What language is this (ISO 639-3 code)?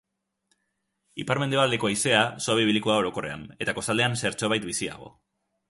eus